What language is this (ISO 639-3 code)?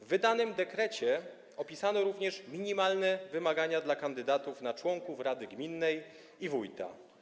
pol